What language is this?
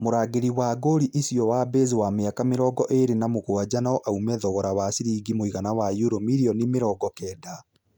Kikuyu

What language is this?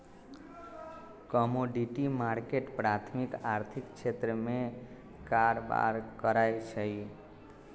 Magahi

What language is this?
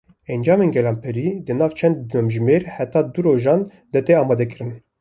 Kurdish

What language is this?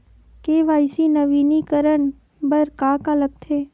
Chhattisgarhi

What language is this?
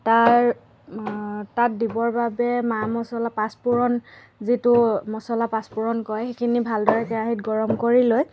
Assamese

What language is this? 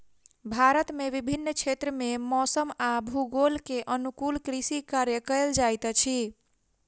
Maithili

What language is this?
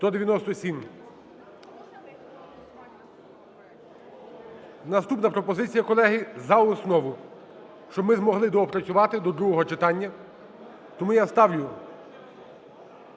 Ukrainian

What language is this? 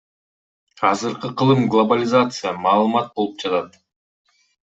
Kyrgyz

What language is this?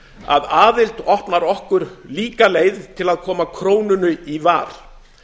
Icelandic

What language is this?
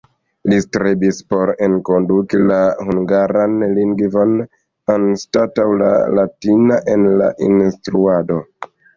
Esperanto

